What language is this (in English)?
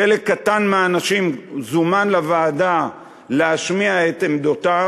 Hebrew